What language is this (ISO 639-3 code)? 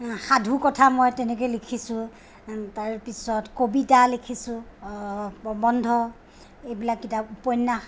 asm